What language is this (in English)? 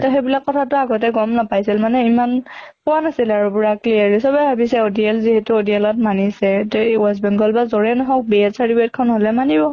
Assamese